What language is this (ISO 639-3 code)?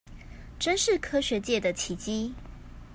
zho